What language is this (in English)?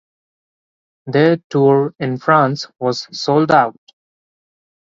English